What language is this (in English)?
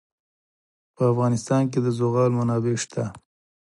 Pashto